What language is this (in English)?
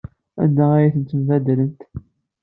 Kabyle